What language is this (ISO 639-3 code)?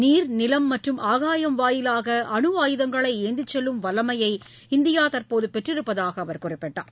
tam